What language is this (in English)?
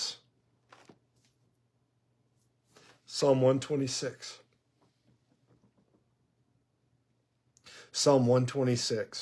English